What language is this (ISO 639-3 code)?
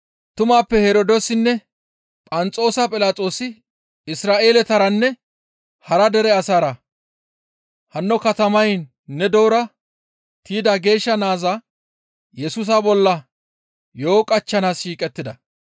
gmv